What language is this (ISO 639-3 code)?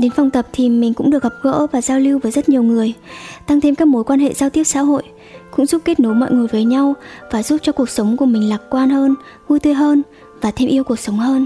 vie